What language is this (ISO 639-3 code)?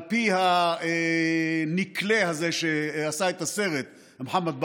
heb